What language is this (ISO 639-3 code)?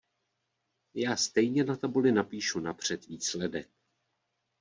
ces